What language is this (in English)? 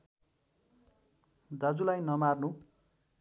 Nepali